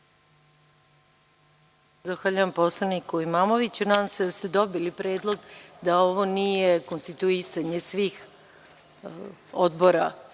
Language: Serbian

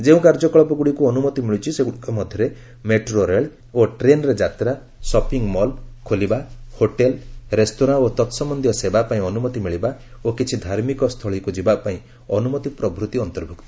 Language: Odia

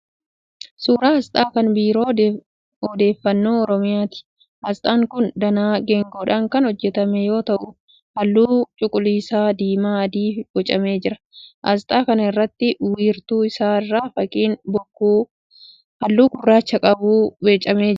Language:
Oromo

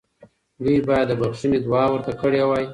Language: Pashto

